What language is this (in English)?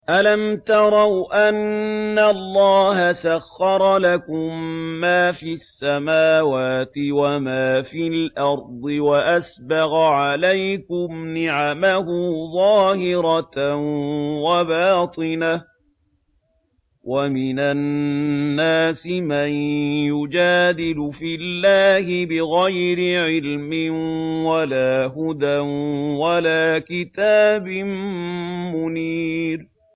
Arabic